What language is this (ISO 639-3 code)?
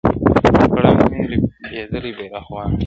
pus